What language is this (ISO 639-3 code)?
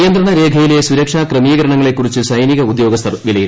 mal